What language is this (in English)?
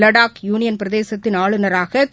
Tamil